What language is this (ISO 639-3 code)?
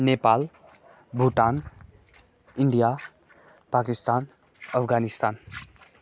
nep